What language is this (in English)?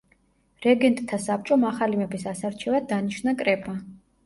Georgian